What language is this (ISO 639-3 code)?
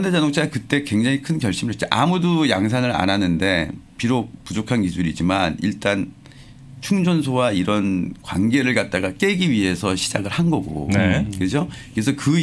kor